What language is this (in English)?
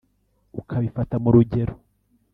Kinyarwanda